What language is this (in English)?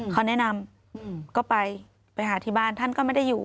Thai